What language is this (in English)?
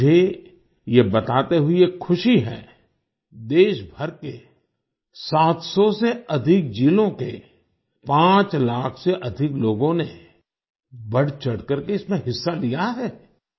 Hindi